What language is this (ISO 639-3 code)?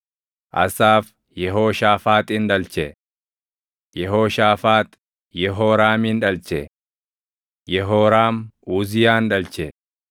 orm